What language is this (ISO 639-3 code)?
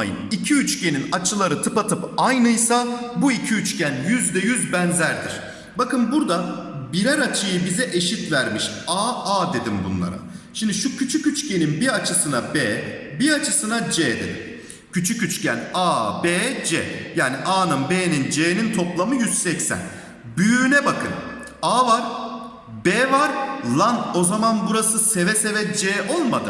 tur